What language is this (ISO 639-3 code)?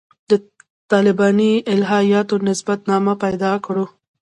pus